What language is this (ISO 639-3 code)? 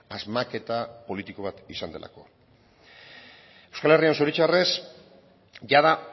eus